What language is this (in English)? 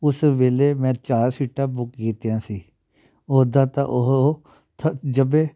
Punjabi